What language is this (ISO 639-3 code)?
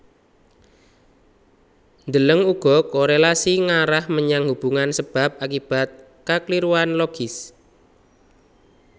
jav